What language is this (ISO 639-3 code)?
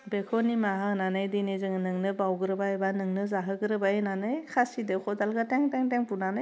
brx